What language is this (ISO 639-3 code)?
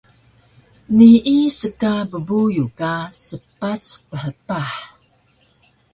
trv